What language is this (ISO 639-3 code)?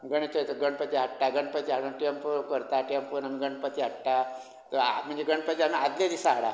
kok